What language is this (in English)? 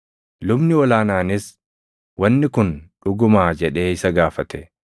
Oromo